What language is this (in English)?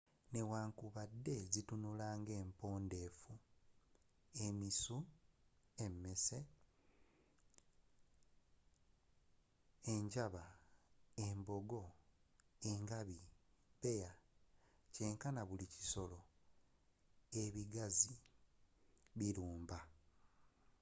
Ganda